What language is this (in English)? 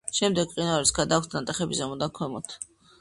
Georgian